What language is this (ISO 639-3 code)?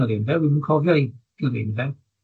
cym